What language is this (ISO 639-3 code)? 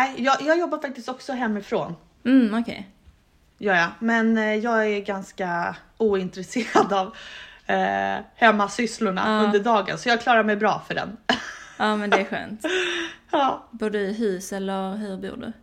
swe